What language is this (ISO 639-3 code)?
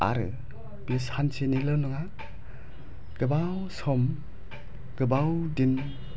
brx